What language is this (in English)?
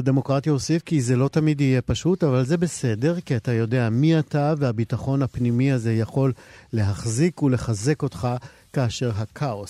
Hebrew